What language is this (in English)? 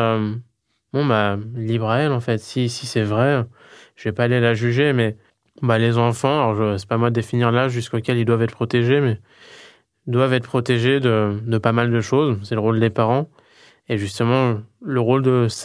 French